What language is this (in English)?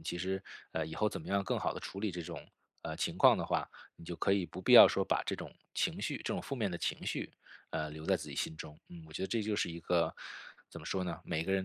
Chinese